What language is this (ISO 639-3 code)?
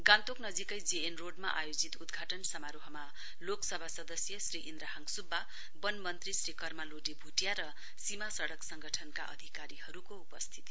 nep